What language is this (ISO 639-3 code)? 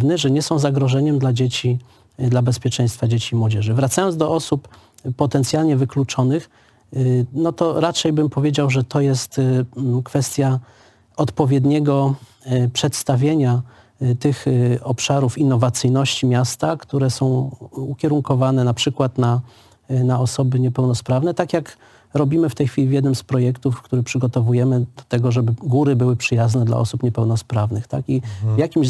pol